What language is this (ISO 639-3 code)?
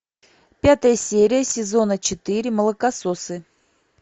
rus